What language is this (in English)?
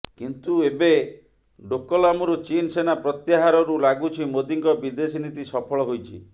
Odia